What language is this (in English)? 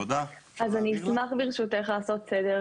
Hebrew